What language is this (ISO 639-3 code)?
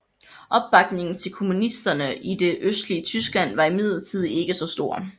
dan